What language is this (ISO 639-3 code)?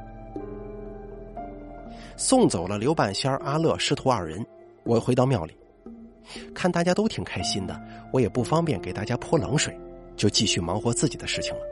zho